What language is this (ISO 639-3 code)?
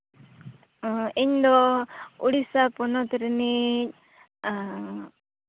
sat